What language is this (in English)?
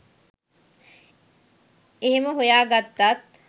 Sinhala